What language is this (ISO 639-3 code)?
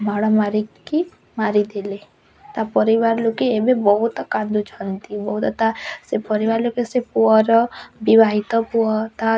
ori